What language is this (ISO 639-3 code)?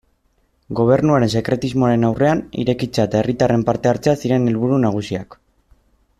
eus